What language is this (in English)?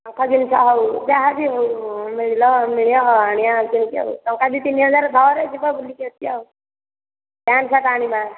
Odia